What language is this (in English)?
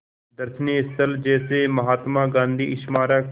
Hindi